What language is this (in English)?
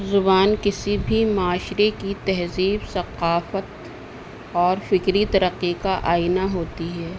Urdu